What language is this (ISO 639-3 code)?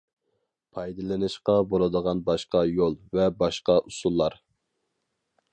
uig